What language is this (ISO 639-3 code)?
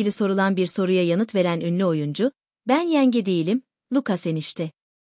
tur